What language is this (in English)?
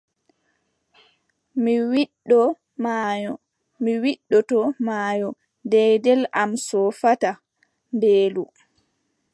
Adamawa Fulfulde